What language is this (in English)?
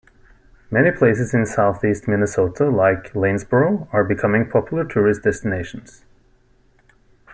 English